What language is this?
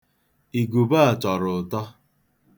Igbo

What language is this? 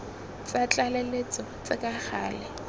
Tswana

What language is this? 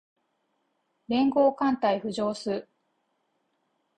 Japanese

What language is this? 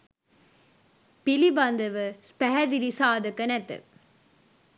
Sinhala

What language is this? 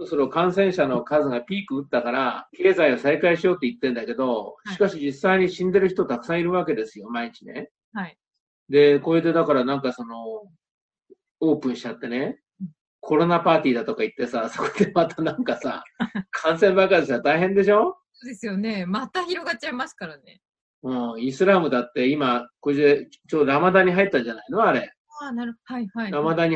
Japanese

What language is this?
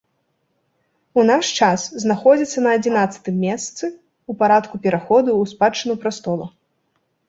Belarusian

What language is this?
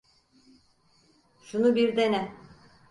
Turkish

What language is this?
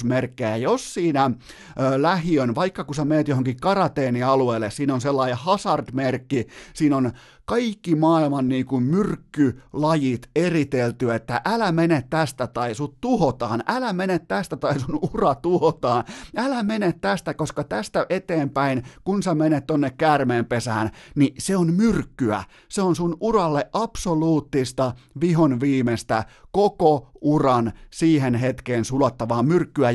Finnish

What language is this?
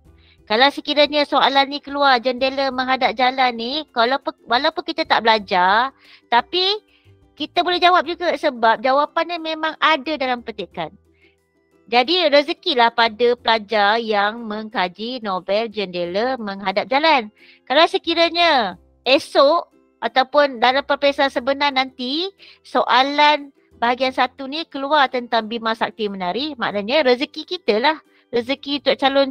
Malay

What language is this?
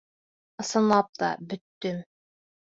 Bashkir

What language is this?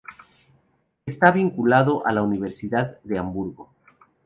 Spanish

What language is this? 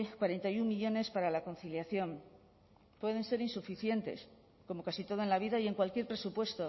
Spanish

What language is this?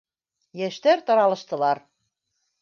Bashkir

